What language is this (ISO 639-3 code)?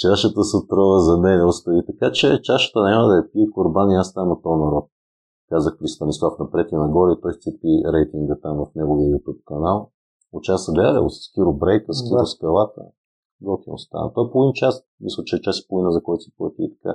bul